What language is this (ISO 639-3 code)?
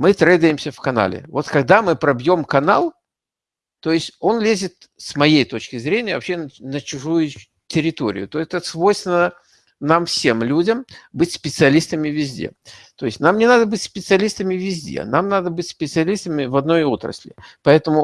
rus